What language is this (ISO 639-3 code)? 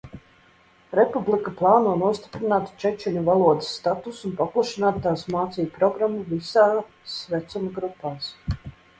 lav